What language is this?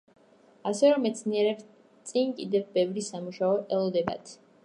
Georgian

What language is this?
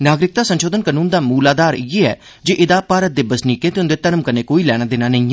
Dogri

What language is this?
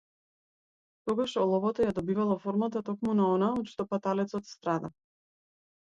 Macedonian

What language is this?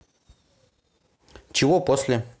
Russian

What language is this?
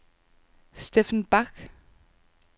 Danish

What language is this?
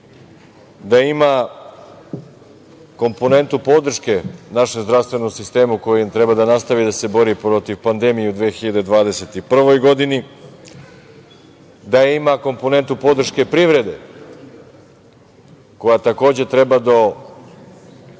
Serbian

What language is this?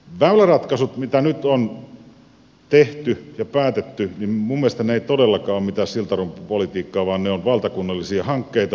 Finnish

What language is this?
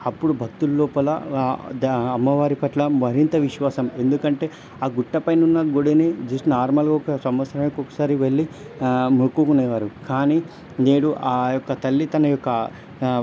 Telugu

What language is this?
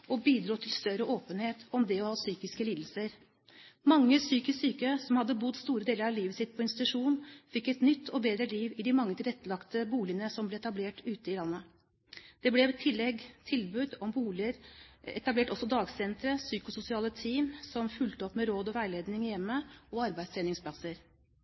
Norwegian Bokmål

